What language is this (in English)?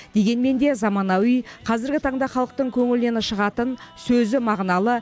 Kazakh